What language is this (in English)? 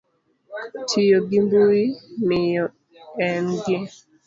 Luo (Kenya and Tanzania)